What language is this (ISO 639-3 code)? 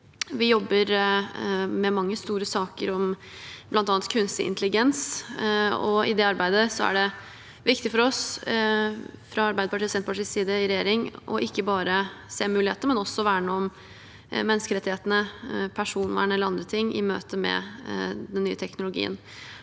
nor